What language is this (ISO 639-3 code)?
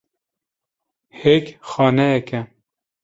kur